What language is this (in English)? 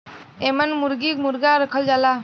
Bhojpuri